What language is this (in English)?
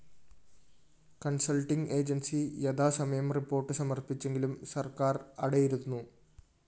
Malayalam